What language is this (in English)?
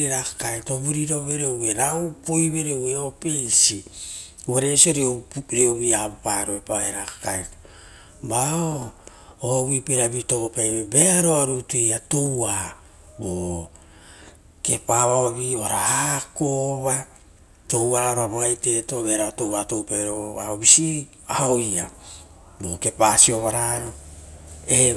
Rotokas